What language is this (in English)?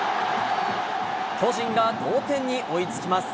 Japanese